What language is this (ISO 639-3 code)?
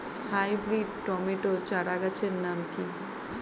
ben